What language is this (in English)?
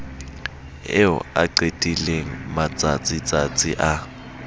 Southern Sotho